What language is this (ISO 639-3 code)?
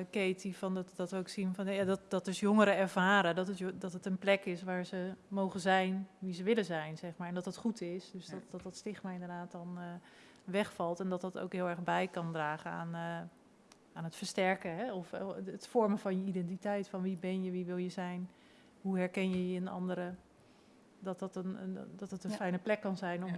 nld